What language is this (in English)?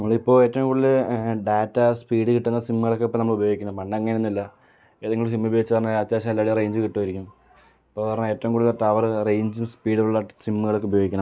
Malayalam